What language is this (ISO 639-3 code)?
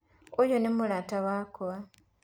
kik